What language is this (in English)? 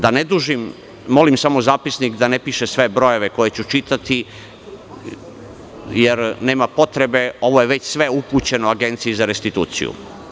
Serbian